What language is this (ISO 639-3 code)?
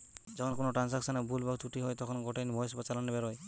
ben